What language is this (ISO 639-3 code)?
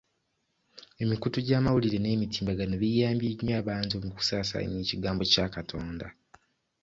lug